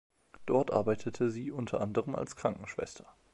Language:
German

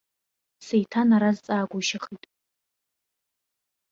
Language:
Abkhazian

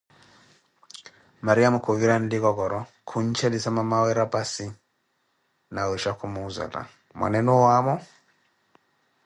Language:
Koti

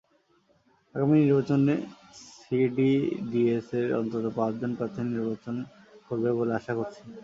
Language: Bangla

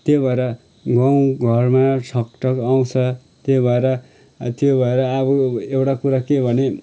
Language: Nepali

